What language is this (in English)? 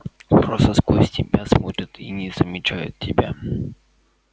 Russian